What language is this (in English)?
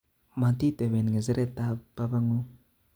Kalenjin